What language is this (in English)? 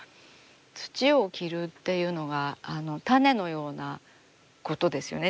Japanese